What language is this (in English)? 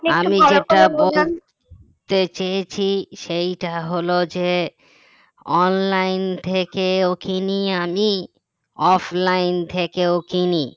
Bangla